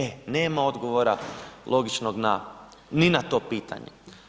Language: Croatian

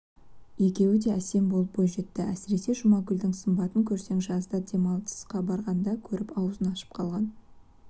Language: Kazakh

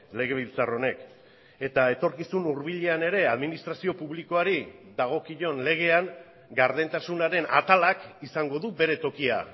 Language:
Basque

